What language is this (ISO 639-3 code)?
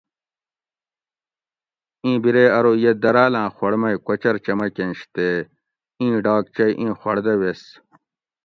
gwc